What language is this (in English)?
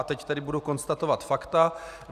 Czech